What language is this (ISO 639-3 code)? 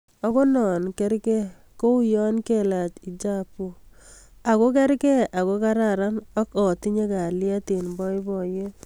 kln